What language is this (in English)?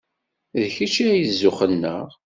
Kabyle